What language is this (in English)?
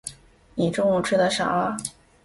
Chinese